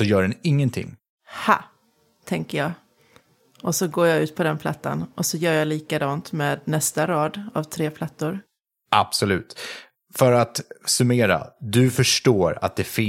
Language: Swedish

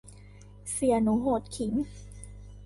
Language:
Thai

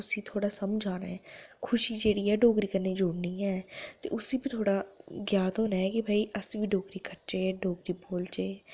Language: Dogri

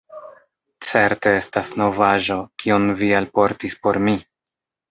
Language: Esperanto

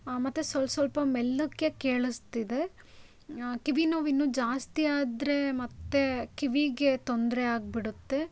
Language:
Kannada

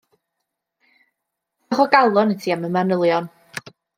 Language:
Welsh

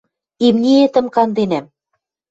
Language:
Western Mari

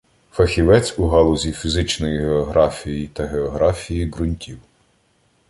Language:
Ukrainian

